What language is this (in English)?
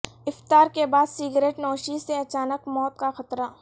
Urdu